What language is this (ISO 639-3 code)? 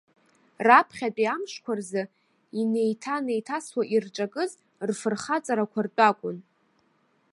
abk